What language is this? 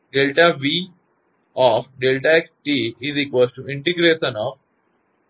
Gujarati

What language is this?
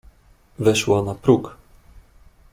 Polish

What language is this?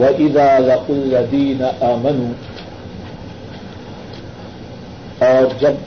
Urdu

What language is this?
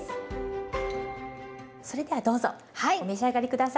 Japanese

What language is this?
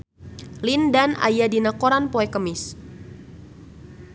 Sundanese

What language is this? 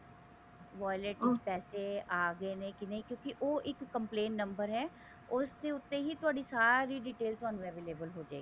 Punjabi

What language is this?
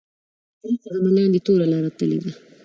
Pashto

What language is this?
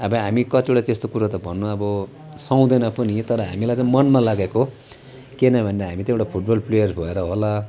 Nepali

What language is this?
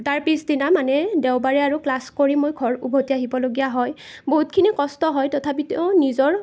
Assamese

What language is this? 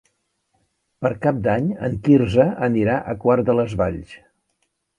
Catalan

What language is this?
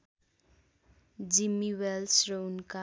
Nepali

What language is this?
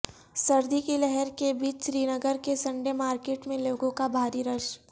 Urdu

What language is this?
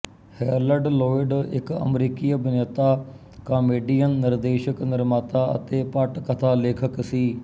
Punjabi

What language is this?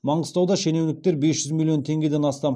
Kazakh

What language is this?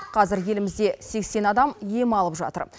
Kazakh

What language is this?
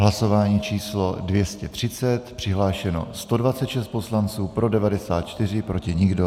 Czech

